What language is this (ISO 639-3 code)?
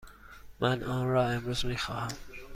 fas